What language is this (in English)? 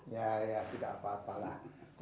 Indonesian